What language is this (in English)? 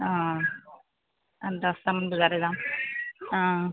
Assamese